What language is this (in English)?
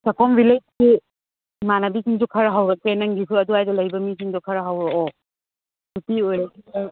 Manipuri